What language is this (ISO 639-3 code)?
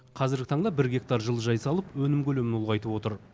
kaz